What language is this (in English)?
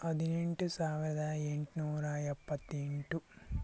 Kannada